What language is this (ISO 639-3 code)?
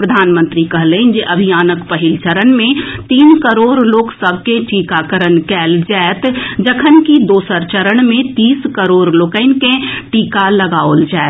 mai